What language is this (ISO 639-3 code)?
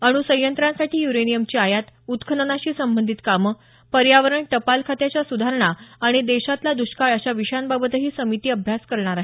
mar